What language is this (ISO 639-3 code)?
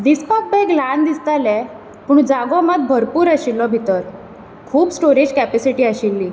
kok